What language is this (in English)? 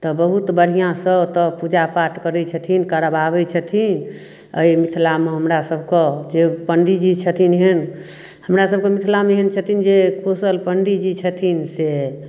Maithili